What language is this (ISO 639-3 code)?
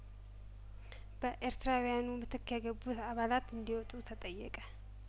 amh